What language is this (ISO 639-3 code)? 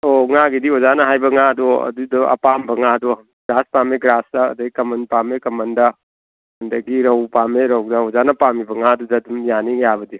mni